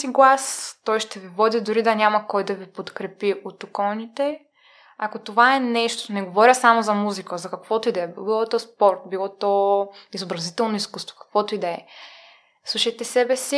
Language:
Bulgarian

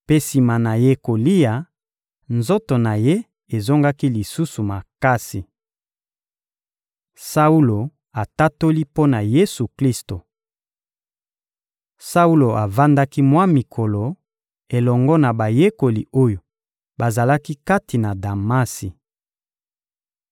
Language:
Lingala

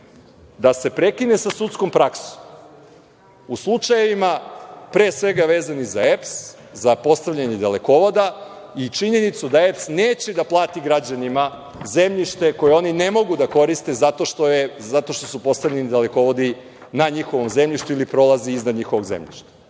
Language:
Serbian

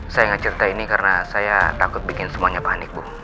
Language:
Indonesian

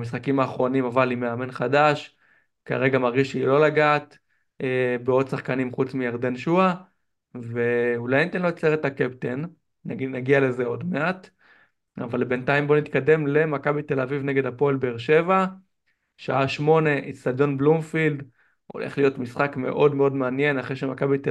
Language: Hebrew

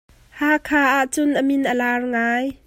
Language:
Hakha Chin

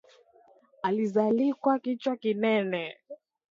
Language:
Swahili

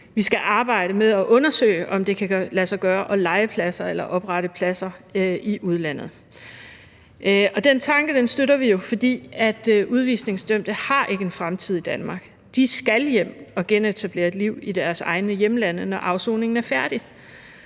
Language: Danish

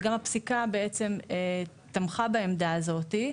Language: Hebrew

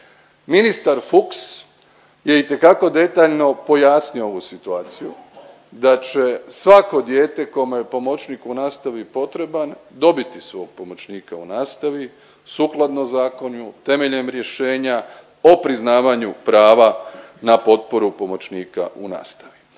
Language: Croatian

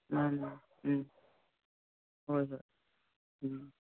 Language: Manipuri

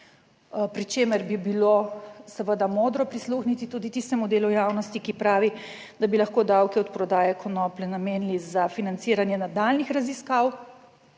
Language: Slovenian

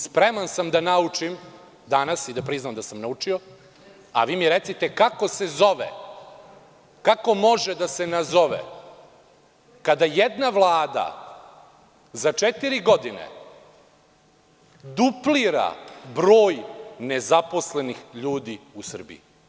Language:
Serbian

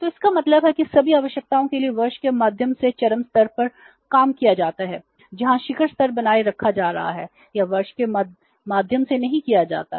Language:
Hindi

